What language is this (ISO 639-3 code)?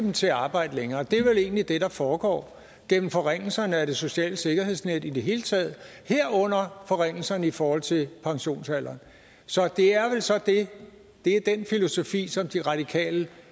dan